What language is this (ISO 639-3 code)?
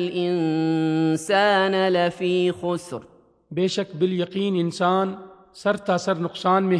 urd